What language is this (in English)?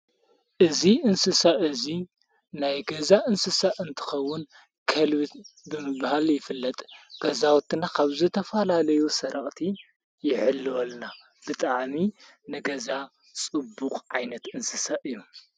Tigrinya